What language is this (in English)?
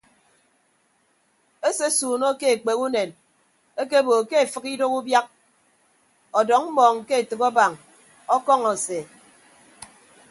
Ibibio